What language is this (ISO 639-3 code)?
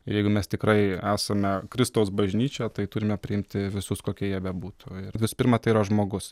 lit